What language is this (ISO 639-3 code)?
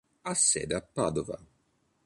ita